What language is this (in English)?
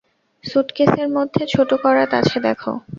Bangla